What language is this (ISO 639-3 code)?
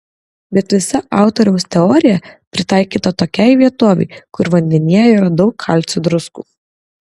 lit